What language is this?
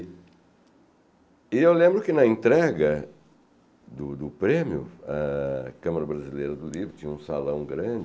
Portuguese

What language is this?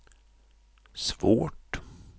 Swedish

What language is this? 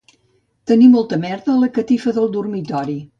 Catalan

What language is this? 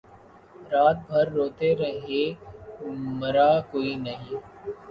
Urdu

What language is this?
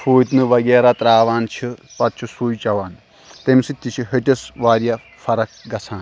Kashmiri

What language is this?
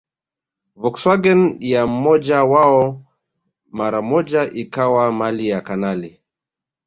Swahili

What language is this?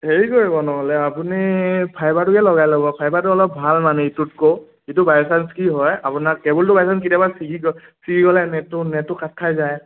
Assamese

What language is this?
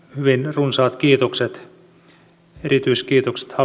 Finnish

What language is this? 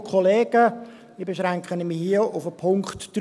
Swiss German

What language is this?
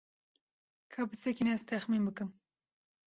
Kurdish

